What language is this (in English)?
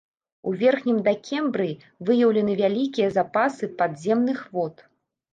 Belarusian